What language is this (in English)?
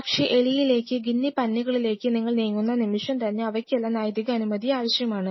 Malayalam